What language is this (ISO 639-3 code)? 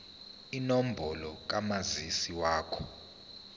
zul